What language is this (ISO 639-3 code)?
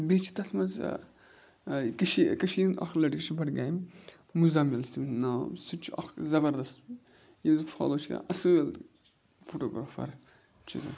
kas